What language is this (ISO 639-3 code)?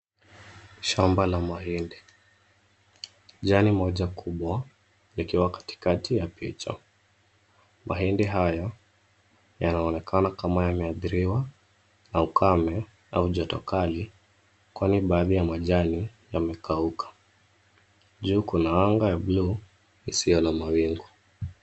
swa